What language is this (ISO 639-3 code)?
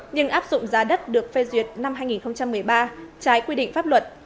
vie